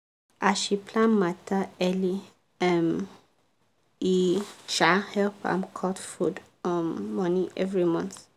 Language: Nigerian Pidgin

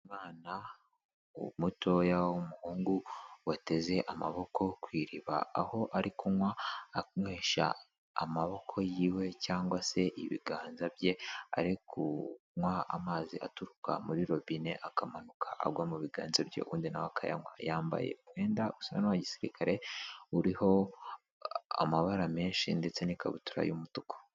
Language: Kinyarwanda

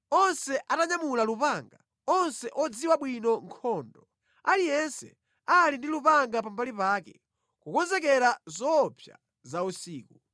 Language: Nyanja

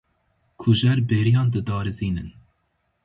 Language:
Kurdish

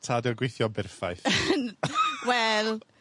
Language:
Welsh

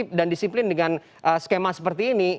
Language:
Indonesian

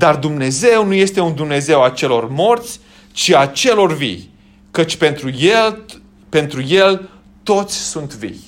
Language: Romanian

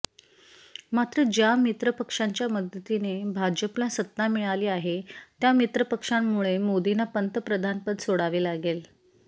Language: Marathi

